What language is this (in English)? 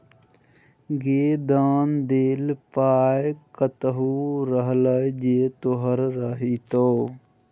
Maithili